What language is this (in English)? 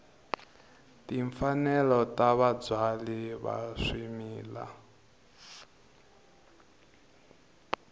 Tsonga